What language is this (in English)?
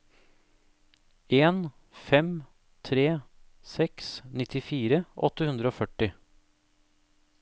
Norwegian